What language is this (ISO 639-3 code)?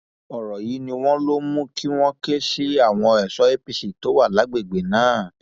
yor